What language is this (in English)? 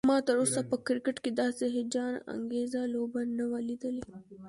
Pashto